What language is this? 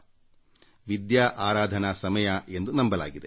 Kannada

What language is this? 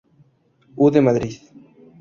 Spanish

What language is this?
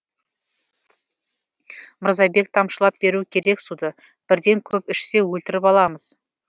Kazakh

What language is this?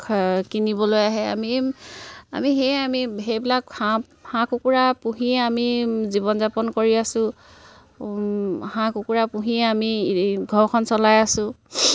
Assamese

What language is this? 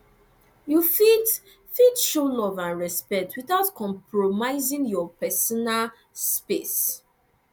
Nigerian Pidgin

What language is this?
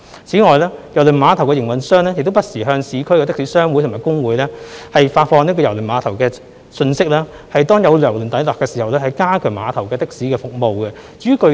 Cantonese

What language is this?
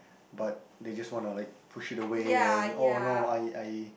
English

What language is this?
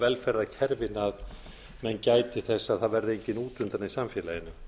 Icelandic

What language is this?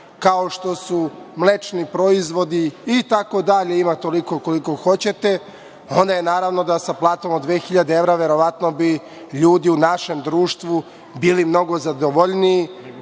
Serbian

